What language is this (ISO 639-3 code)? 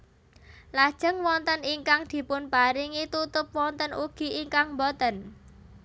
jav